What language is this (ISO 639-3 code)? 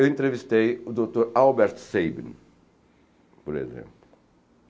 por